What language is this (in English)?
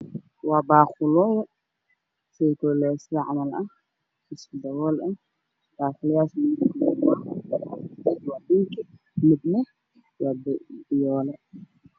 Somali